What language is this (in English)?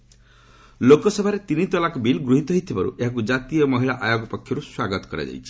Odia